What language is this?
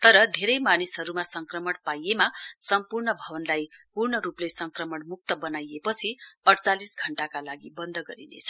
Nepali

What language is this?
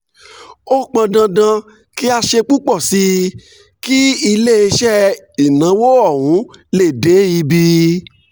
Yoruba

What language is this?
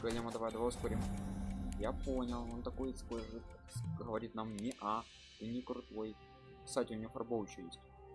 Russian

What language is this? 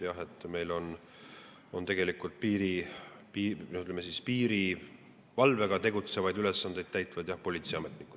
Estonian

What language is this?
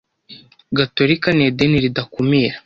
Kinyarwanda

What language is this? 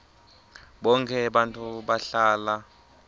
Swati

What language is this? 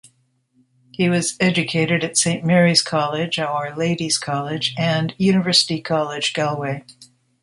English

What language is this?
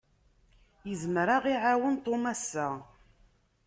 Kabyle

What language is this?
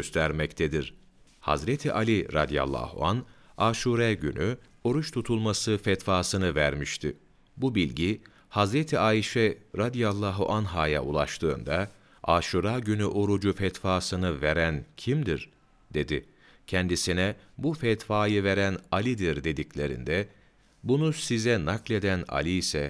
Turkish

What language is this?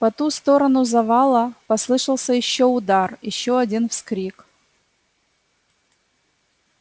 Russian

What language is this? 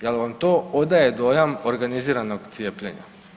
Croatian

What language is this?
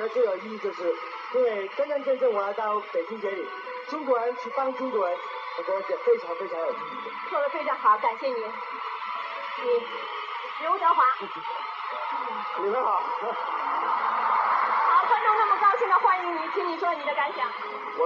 Chinese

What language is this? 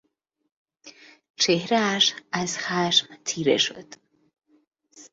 Persian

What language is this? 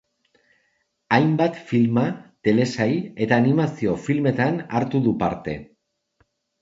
Basque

